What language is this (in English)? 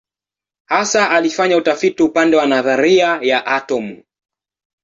Swahili